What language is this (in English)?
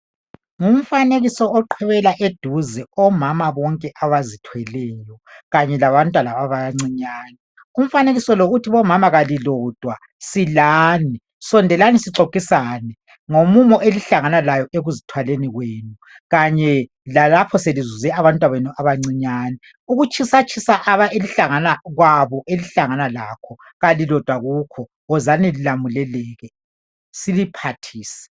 North Ndebele